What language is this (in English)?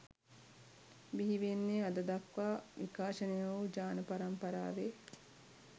Sinhala